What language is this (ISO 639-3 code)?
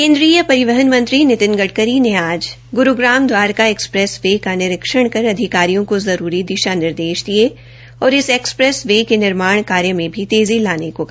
hin